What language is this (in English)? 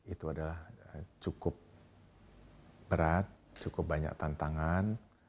Indonesian